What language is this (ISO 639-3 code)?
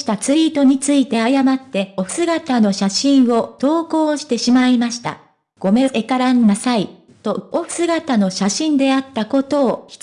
jpn